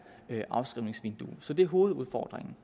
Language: Danish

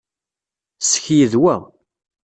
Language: Kabyle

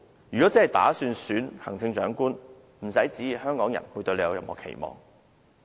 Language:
Cantonese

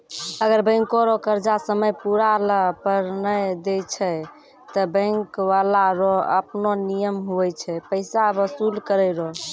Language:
Maithili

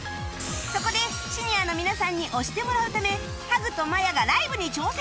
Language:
Japanese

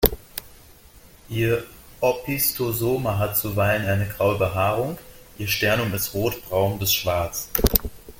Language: German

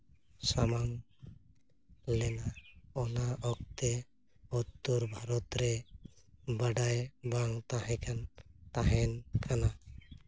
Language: Santali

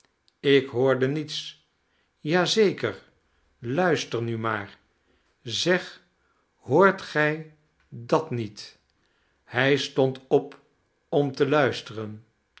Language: Dutch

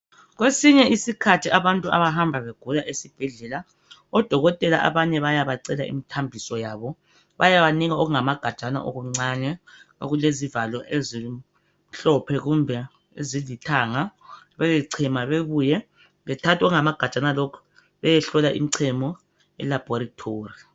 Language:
North Ndebele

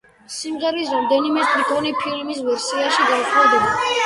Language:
Georgian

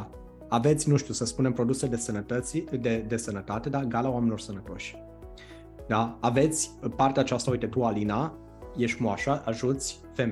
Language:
Romanian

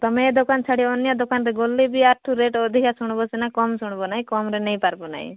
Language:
Odia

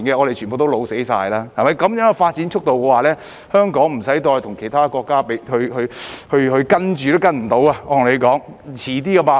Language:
Cantonese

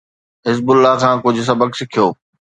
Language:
Sindhi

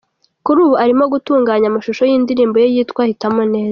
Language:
Kinyarwanda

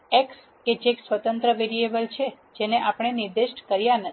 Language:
Gujarati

